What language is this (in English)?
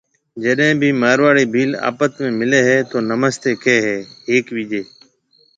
Marwari (Pakistan)